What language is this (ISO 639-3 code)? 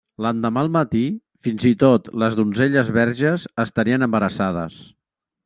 cat